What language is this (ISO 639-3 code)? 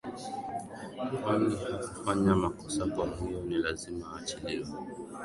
swa